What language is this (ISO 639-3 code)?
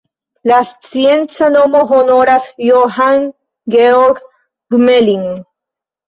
epo